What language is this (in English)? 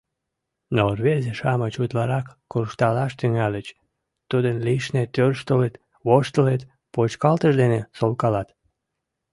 Mari